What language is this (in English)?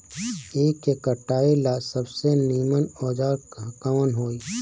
Bhojpuri